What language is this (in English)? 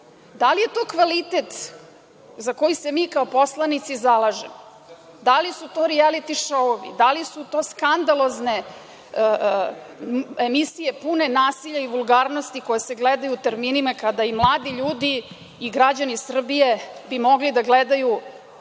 Serbian